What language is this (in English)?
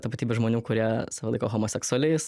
Lithuanian